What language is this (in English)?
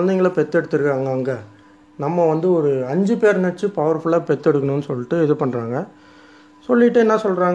Tamil